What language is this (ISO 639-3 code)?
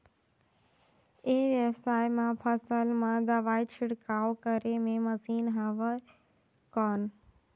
hne